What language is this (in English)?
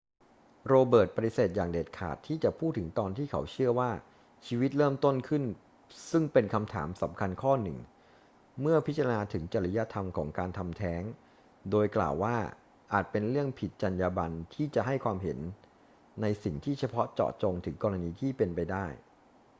Thai